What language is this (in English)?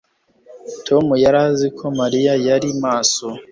Kinyarwanda